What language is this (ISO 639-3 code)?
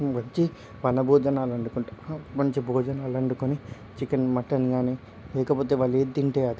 tel